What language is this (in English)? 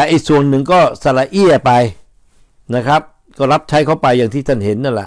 Thai